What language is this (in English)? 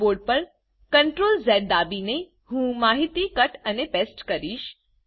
Gujarati